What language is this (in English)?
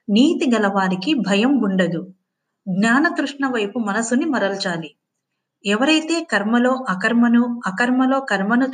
Telugu